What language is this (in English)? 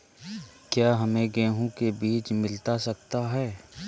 Magahi